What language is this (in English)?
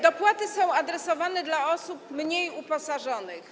Polish